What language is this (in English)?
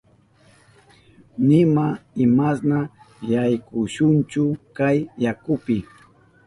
Southern Pastaza Quechua